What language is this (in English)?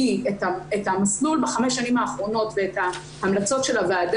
Hebrew